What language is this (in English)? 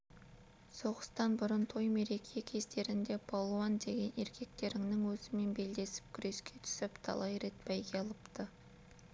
Kazakh